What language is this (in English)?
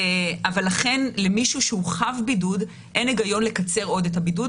Hebrew